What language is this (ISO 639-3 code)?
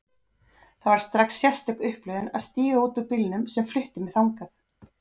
isl